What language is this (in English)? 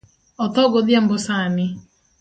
Luo (Kenya and Tanzania)